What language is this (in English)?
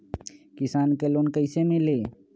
Magahi